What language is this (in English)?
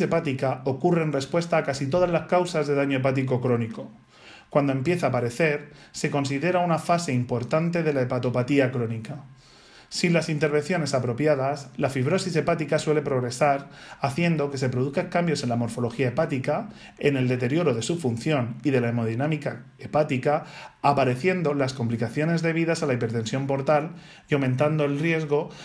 Spanish